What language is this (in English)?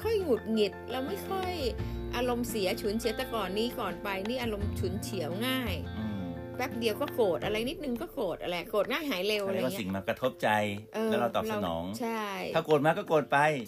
Thai